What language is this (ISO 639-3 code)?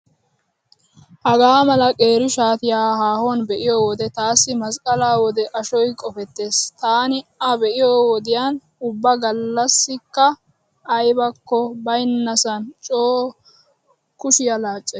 wal